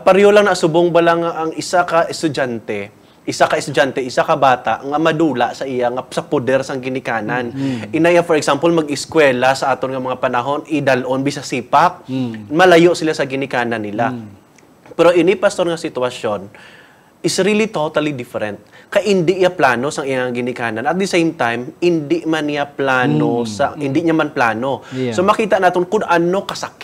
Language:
Filipino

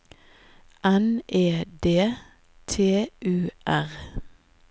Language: Norwegian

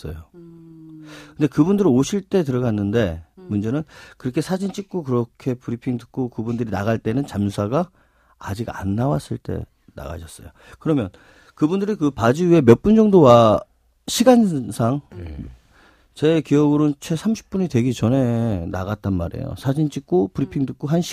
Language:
Korean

